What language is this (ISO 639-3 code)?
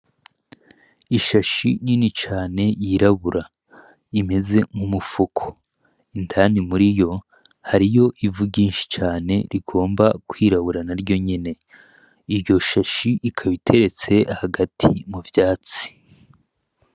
run